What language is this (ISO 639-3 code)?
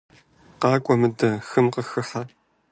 kbd